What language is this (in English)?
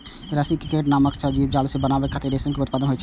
Maithili